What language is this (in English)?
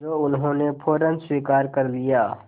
Hindi